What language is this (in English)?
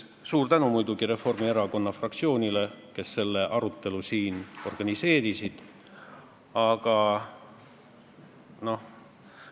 Estonian